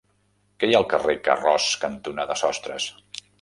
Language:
Catalan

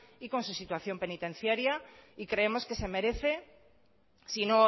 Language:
Spanish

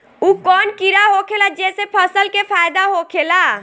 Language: Bhojpuri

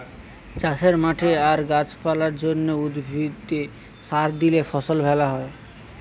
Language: Bangla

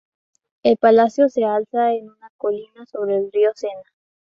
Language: Spanish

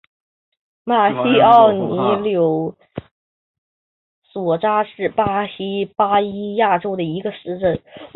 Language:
Chinese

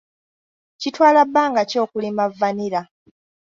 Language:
Ganda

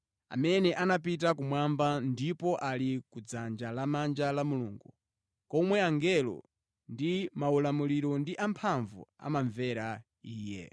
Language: Nyanja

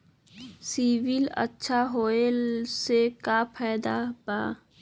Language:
Magahi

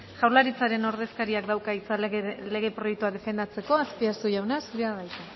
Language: Basque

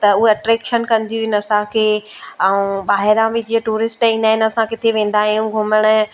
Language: Sindhi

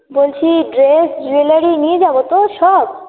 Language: Bangla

